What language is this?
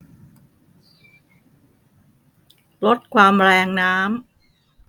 Thai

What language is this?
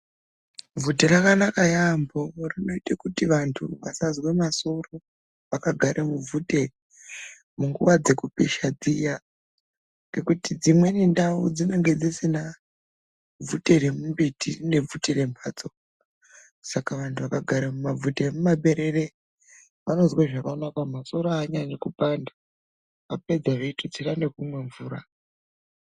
Ndau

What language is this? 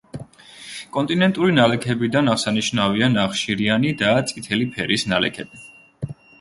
Georgian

